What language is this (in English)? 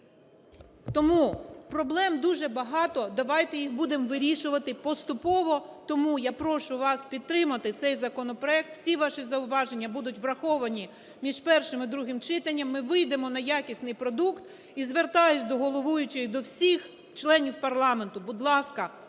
Ukrainian